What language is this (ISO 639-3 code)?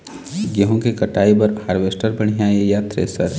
hne